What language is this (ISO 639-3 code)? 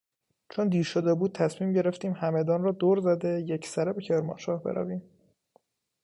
fas